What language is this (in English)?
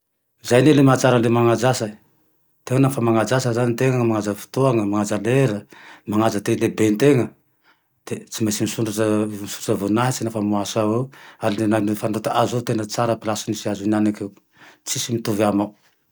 Tandroy-Mahafaly Malagasy